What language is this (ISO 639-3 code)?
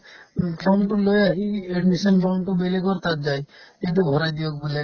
asm